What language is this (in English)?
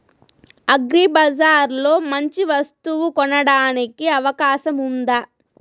Telugu